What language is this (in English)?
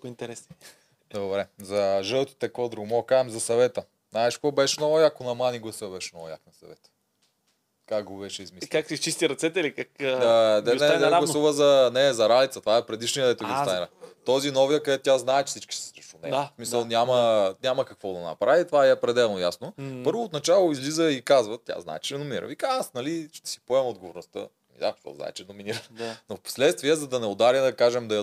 Bulgarian